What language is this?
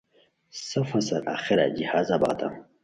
Khowar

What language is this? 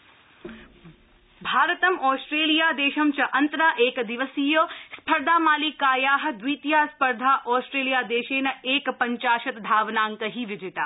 Sanskrit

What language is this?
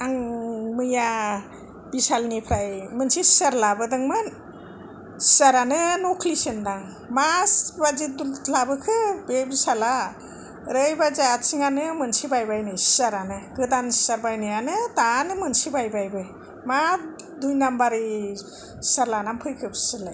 Bodo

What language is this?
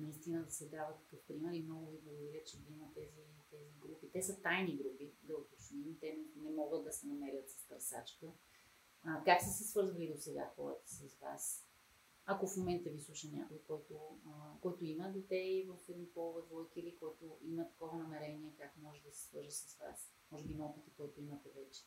Bulgarian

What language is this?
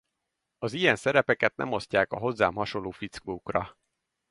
Hungarian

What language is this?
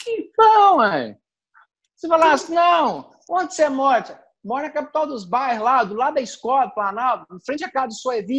Portuguese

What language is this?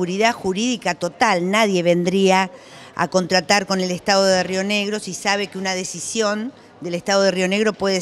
Spanish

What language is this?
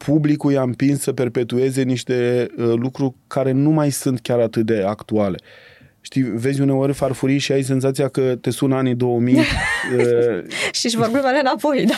Romanian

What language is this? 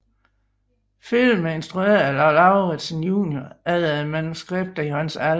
Danish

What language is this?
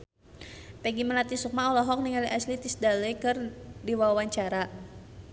Sundanese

